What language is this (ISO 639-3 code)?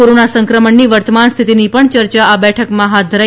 guj